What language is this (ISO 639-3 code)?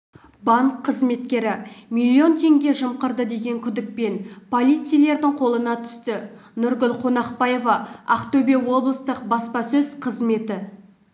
kaz